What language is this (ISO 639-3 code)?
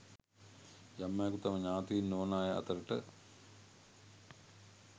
sin